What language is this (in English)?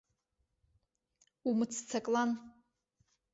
Abkhazian